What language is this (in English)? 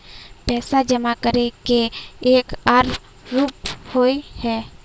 Magahi